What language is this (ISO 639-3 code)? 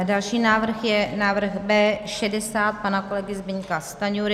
ces